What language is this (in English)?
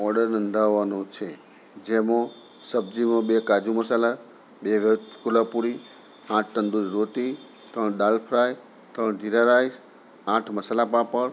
Gujarati